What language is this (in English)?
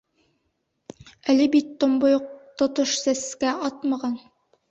Bashkir